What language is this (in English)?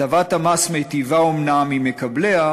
Hebrew